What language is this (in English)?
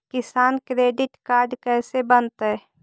Magahi